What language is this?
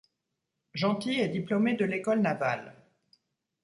French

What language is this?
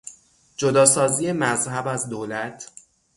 Persian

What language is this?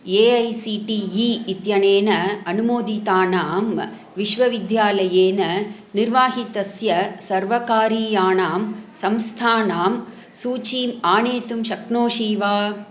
Sanskrit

